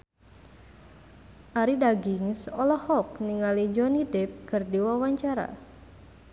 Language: Sundanese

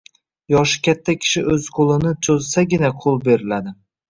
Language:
Uzbek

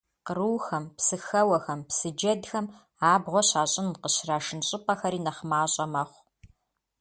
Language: Kabardian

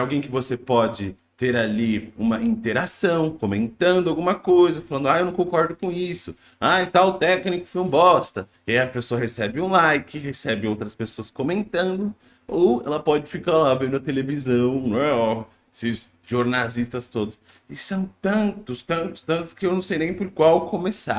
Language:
Portuguese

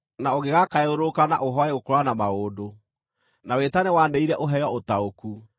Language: Kikuyu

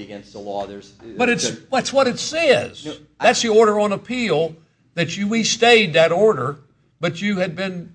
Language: English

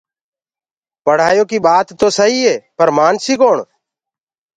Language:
Gurgula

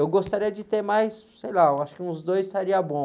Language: Portuguese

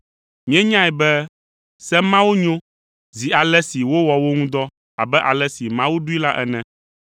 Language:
Ewe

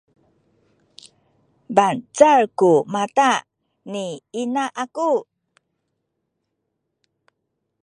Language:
Sakizaya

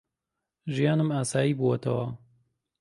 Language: Central Kurdish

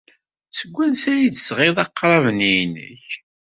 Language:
Kabyle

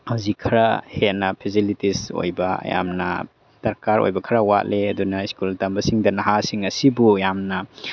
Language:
Manipuri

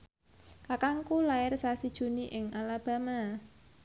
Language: Javanese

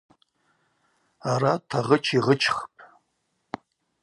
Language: Abaza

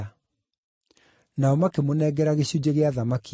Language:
Kikuyu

